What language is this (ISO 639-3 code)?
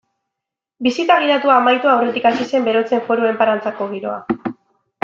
eus